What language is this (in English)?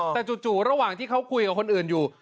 Thai